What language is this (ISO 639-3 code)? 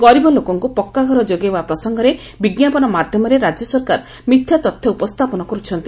ori